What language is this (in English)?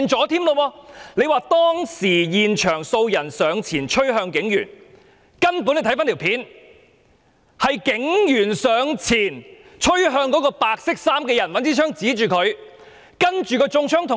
Cantonese